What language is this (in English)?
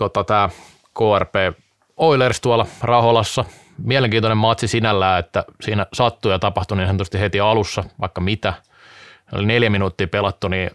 Finnish